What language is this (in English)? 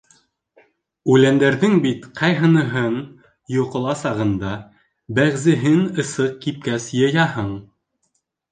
Bashkir